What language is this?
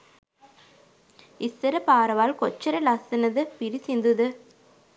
Sinhala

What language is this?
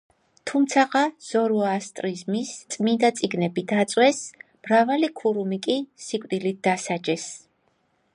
Georgian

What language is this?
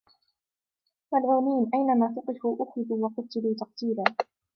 Arabic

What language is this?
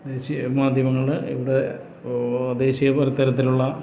Malayalam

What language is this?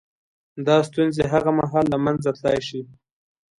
Pashto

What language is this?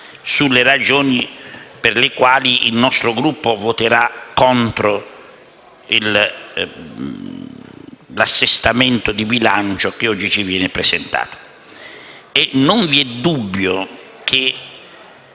Italian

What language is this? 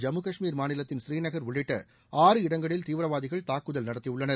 Tamil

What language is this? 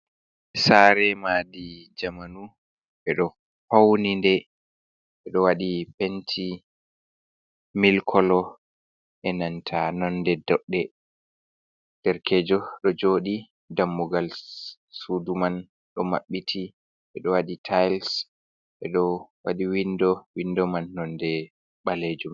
Fula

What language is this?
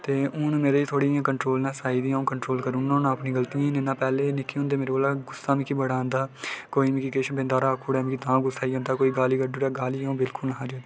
Dogri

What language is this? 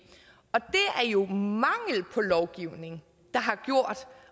Danish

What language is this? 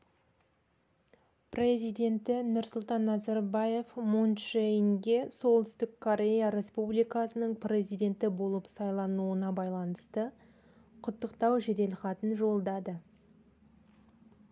Kazakh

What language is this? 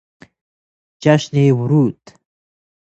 Persian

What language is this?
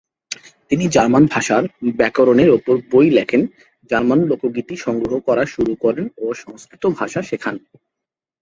Bangla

